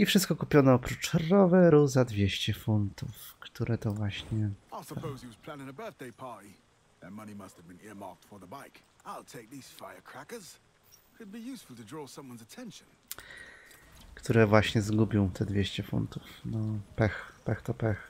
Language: Polish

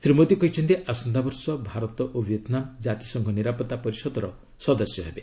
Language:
Odia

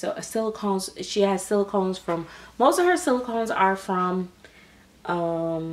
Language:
English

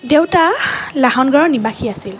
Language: Assamese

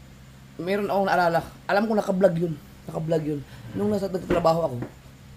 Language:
Filipino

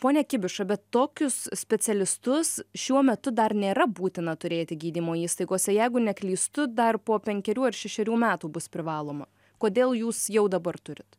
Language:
Lithuanian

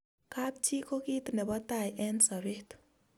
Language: Kalenjin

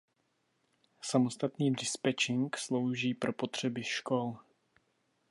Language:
Czech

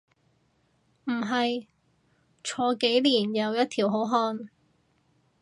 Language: Cantonese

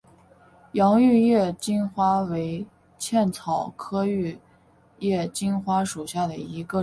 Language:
Chinese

